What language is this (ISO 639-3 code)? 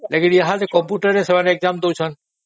ori